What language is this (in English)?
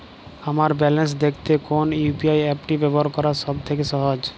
Bangla